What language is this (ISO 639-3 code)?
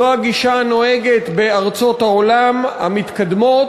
heb